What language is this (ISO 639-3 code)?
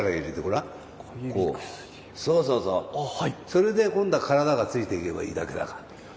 jpn